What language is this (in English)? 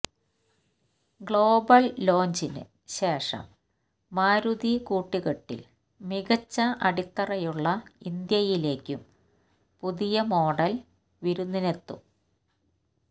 Malayalam